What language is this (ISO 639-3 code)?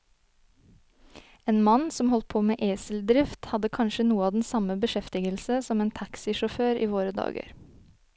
nor